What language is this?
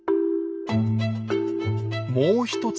Japanese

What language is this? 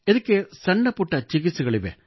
Kannada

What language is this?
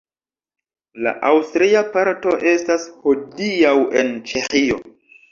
Esperanto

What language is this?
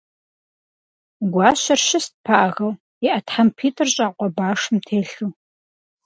Kabardian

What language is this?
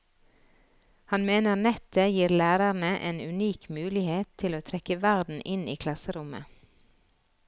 Norwegian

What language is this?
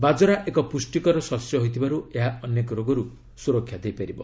Odia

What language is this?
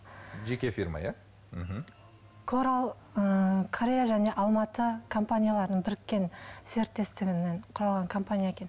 Kazakh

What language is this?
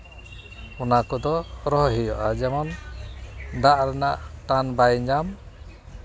Santali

